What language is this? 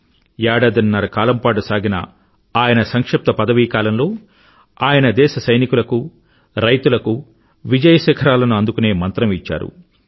Telugu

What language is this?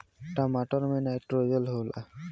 Bhojpuri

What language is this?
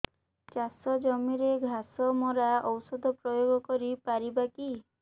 Odia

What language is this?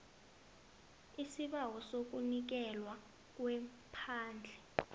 South Ndebele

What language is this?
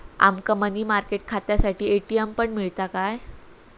Marathi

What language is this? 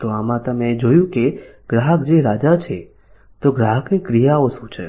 Gujarati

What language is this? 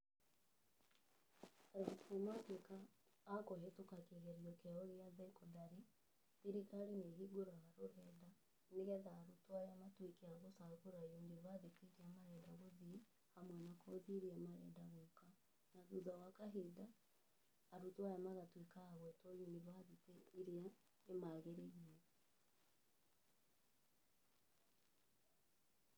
Kikuyu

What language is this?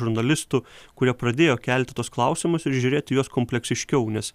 Lithuanian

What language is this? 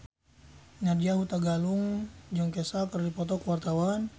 Sundanese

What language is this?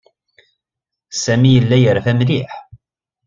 Kabyle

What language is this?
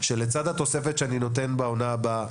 Hebrew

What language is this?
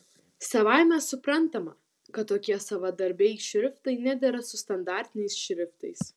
Lithuanian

